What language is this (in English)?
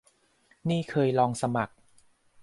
Thai